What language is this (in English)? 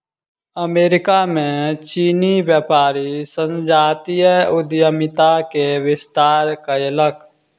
Maithili